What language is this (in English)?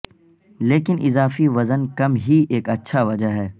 Urdu